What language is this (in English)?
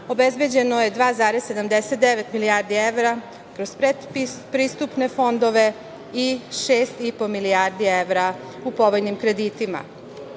Serbian